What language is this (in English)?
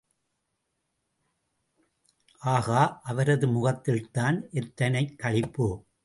Tamil